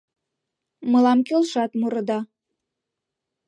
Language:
Mari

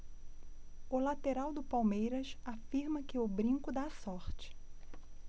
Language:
Portuguese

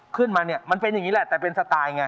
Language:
Thai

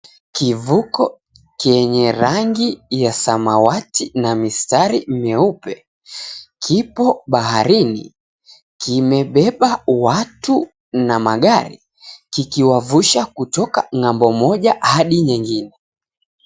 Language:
Swahili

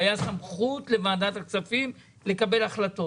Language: Hebrew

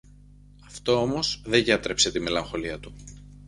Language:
Greek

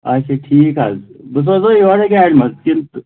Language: Kashmiri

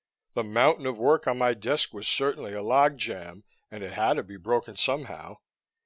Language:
English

